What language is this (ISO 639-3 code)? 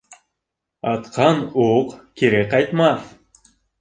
bak